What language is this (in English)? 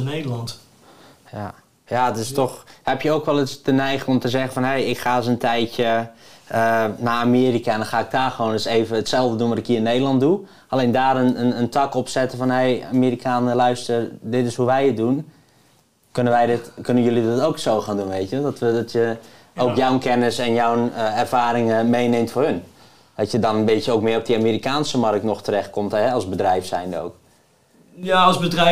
Dutch